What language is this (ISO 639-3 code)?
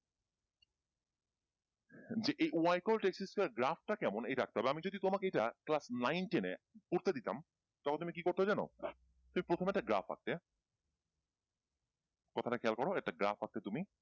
ben